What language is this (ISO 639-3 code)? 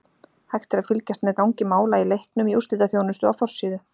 isl